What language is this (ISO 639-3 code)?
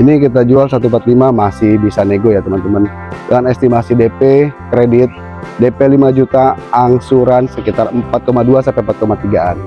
ind